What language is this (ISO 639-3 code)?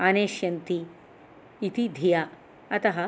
san